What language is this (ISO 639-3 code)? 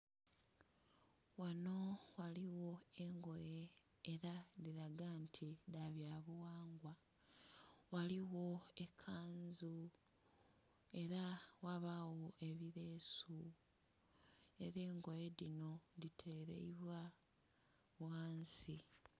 xog